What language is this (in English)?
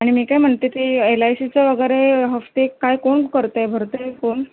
Marathi